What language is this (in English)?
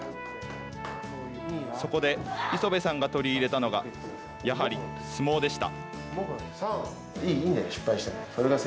Japanese